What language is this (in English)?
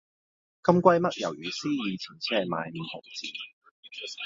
Cantonese